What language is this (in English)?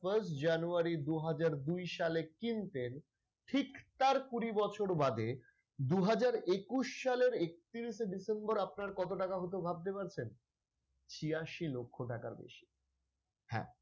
Bangla